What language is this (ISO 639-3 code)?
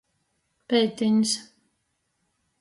ltg